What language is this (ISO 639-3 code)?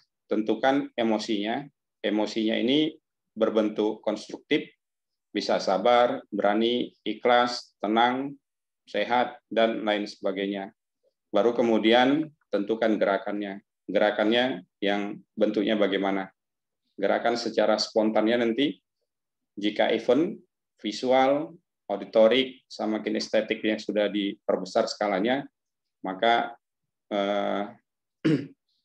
ind